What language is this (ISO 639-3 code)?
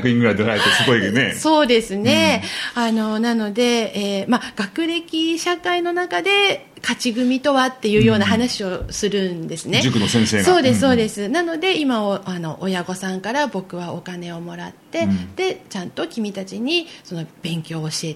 jpn